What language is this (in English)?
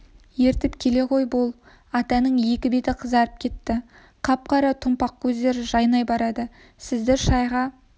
Kazakh